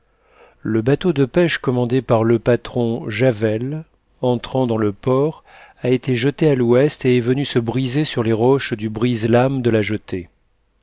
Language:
French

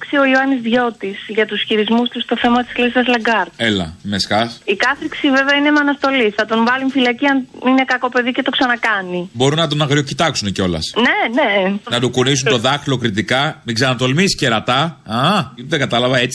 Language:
Greek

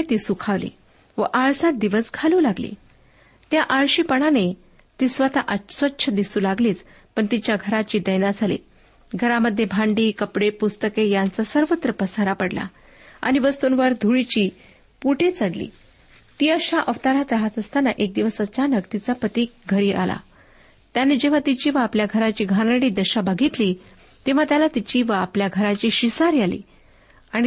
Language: Marathi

